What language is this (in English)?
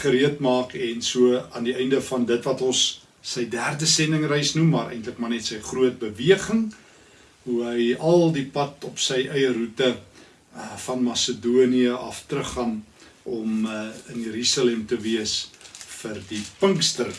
Dutch